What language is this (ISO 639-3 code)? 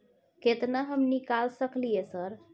mai